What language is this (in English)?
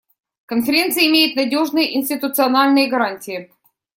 Russian